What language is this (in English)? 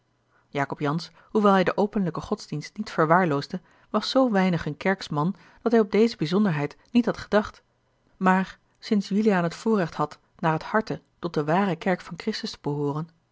Dutch